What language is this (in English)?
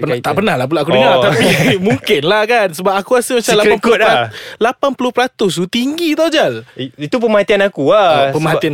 Malay